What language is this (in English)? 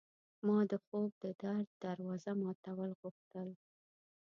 Pashto